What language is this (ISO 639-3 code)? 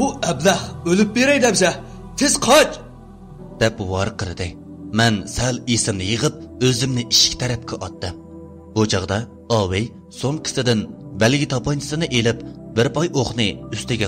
tur